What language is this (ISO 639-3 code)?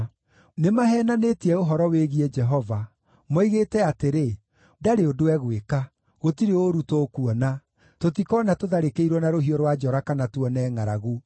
kik